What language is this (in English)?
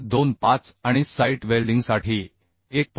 Marathi